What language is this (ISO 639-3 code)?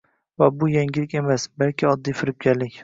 uzb